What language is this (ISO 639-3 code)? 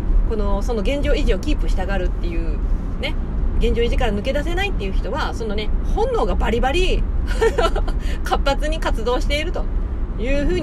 jpn